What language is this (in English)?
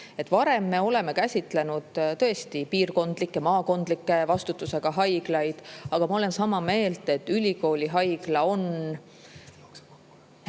Estonian